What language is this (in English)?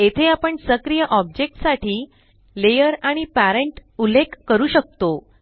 Marathi